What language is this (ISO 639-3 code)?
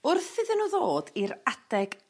cym